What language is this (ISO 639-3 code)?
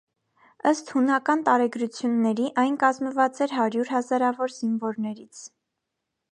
hye